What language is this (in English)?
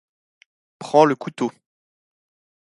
French